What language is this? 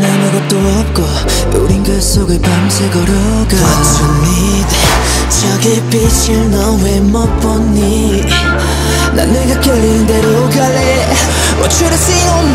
Vietnamese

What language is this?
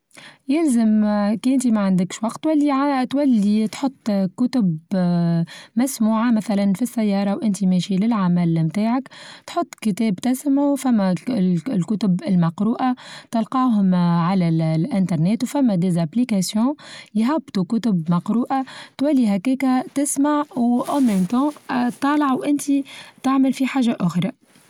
Tunisian Arabic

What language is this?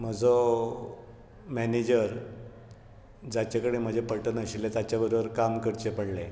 Konkani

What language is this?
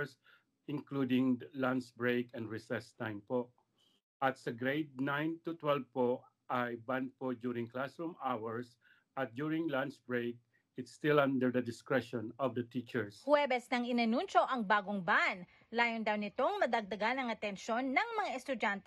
Filipino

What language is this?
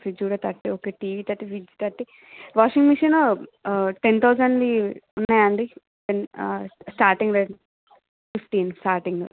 Telugu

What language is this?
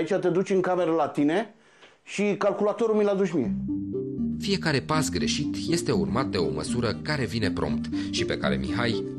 Romanian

